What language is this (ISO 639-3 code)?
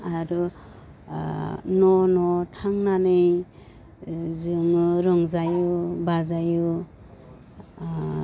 brx